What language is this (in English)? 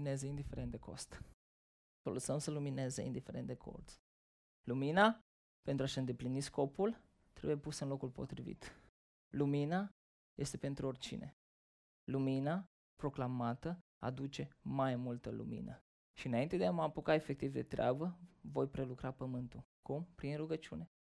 Romanian